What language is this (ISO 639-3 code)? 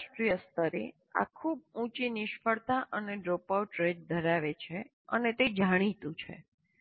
guj